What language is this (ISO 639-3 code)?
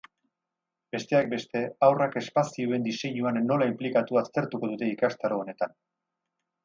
eus